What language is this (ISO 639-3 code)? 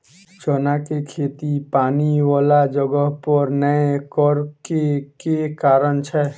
mai